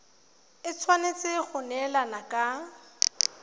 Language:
Tswana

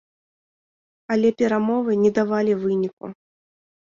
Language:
Belarusian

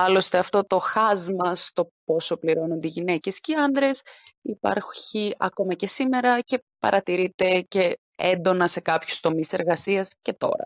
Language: Greek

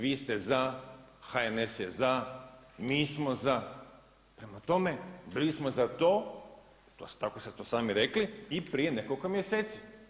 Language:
Croatian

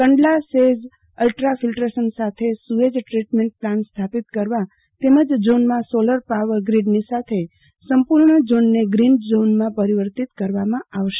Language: Gujarati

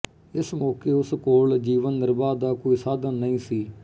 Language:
Punjabi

